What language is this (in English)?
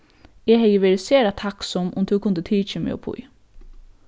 Faroese